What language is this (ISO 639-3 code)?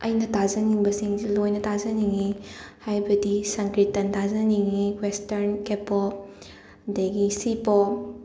mni